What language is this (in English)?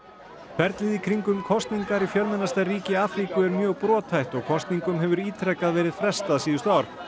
Icelandic